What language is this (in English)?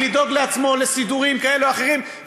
Hebrew